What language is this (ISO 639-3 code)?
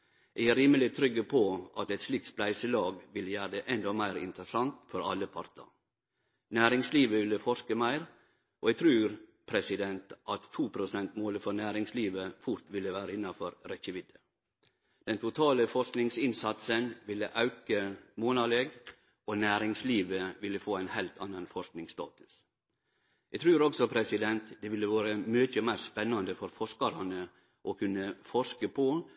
nno